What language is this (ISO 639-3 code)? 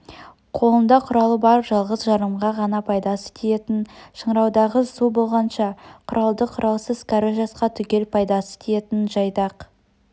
kaz